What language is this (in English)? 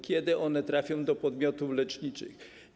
Polish